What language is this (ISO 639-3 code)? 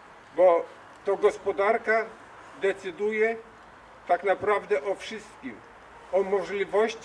pol